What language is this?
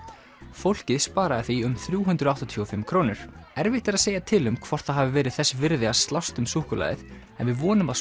Icelandic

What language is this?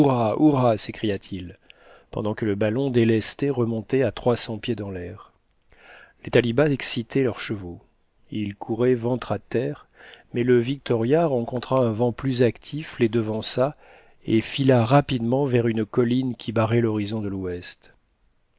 French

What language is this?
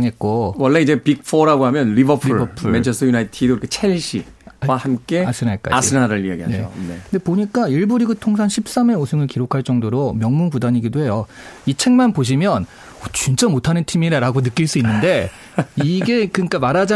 Korean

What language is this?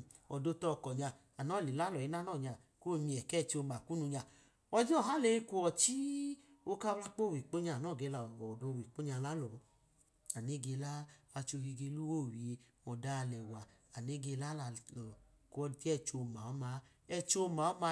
Idoma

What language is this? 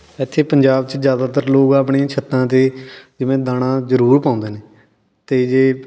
Punjabi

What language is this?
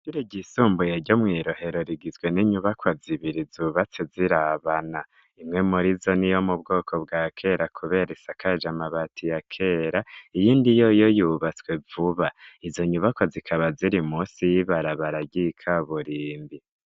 Rundi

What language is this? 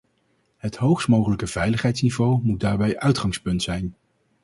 Dutch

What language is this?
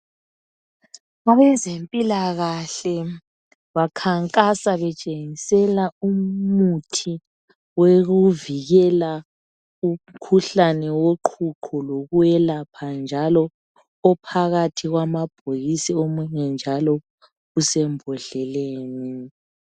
North Ndebele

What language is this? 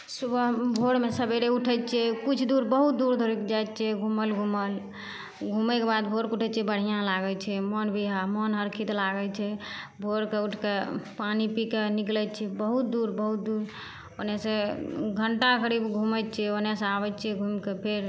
Maithili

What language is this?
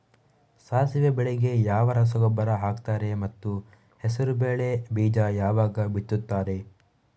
Kannada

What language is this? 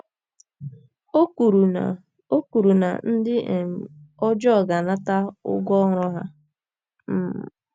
Igbo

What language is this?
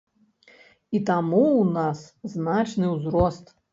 Belarusian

